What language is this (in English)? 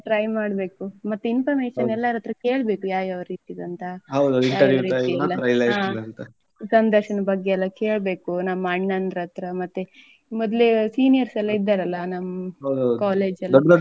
Kannada